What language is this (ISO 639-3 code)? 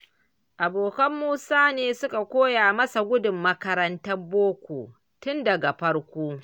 hau